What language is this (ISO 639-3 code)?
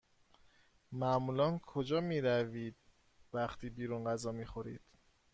fas